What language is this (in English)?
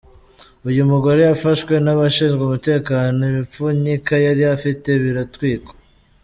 Kinyarwanda